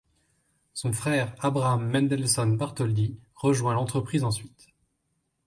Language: French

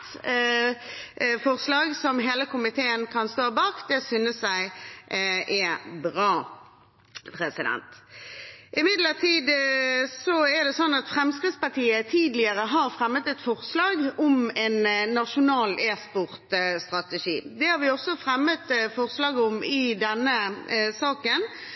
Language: Norwegian Bokmål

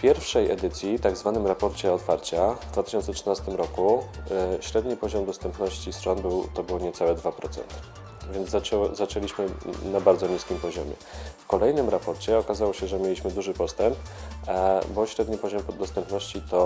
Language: Polish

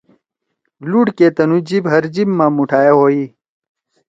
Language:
Torwali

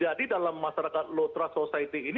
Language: Indonesian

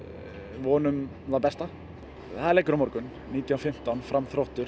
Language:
Icelandic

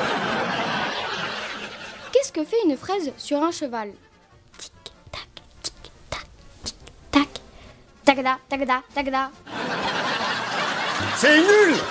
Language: French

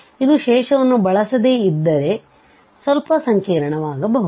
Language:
Kannada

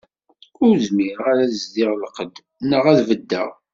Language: Kabyle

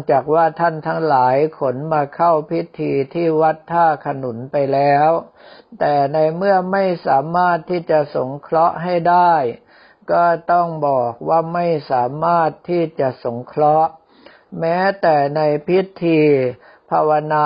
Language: Thai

